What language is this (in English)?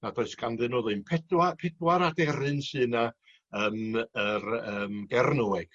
Welsh